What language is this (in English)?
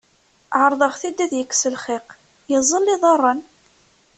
Kabyle